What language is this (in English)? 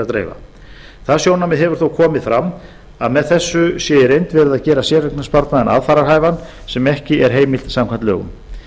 Icelandic